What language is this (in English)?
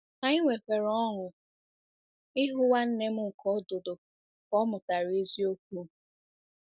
Igbo